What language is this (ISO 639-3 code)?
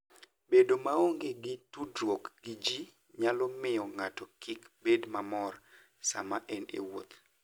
luo